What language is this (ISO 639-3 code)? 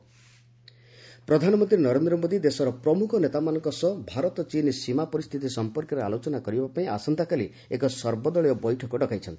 ori